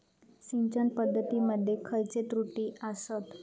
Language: Marathi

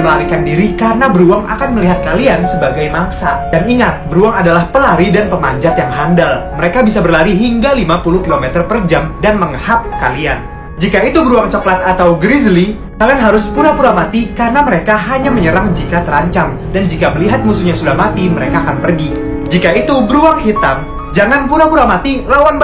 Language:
Indonesian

